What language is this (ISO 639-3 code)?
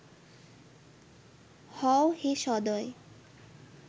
ben